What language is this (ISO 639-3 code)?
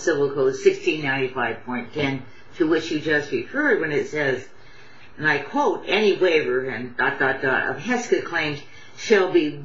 eng